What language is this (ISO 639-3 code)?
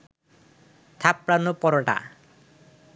ben